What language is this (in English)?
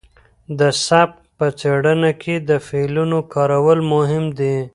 Pashto